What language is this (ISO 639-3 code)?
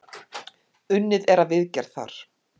isl